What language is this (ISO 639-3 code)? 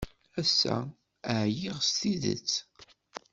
kab